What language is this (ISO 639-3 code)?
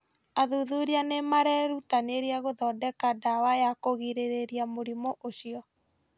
kik